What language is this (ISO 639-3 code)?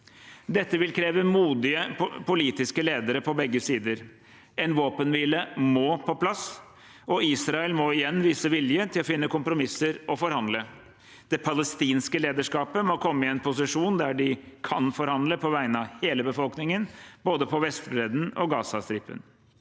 nor